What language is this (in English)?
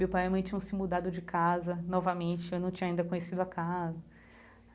Portuguese